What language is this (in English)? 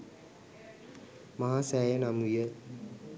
Sinhala